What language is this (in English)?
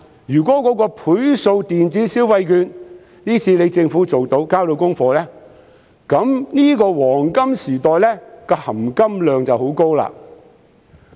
Cantonese